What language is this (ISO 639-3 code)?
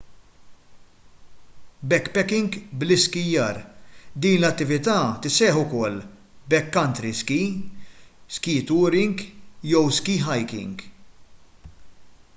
mlt